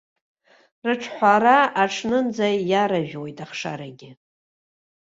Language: Abkhazian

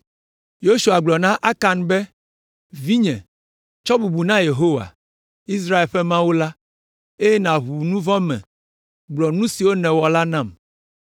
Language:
Ewe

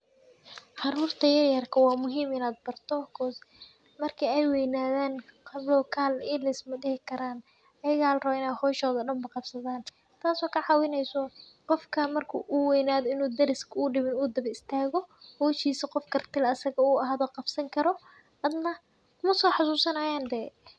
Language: Somali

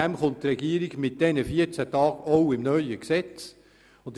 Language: Swiss German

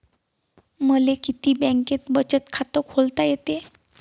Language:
Marathi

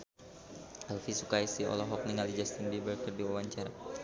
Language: Sundanese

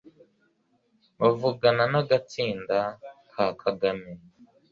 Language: Kinyarwanda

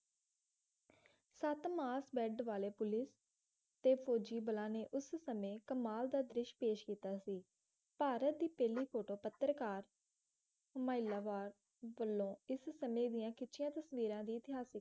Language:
Punjabi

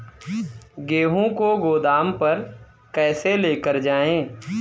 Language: Hindi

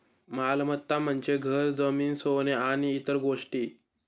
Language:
Marathi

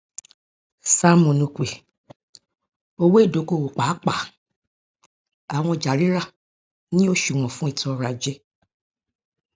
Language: Yoruba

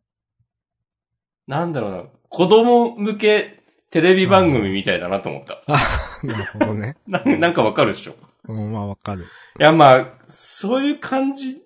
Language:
Japanese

